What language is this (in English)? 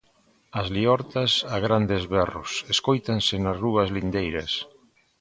Galician